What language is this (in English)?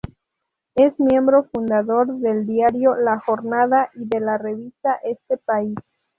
Spanish